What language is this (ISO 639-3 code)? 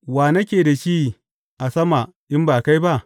hau